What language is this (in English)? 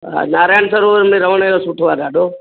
Sindhi